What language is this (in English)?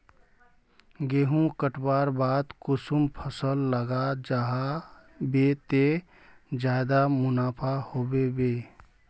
Magahi